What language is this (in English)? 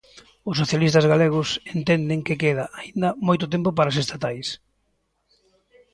Galician